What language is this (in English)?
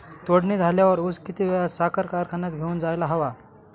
Marathi